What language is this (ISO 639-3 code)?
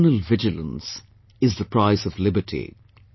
eng